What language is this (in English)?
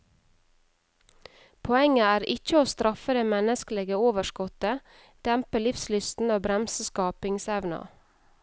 Norwegian